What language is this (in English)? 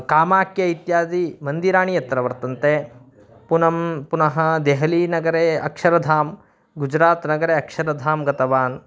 Sanskrit